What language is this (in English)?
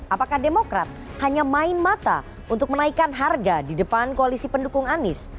Indonesian